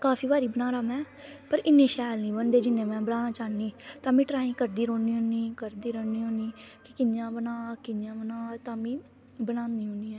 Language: Dogri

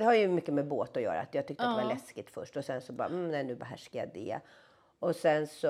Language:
Swedish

